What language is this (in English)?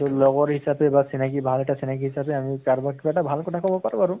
Assamese